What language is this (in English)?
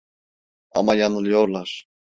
Turkish